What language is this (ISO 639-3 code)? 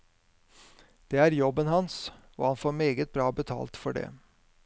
nor